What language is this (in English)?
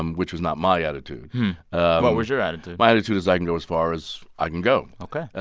English